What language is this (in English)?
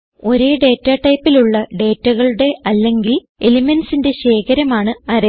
Malayalam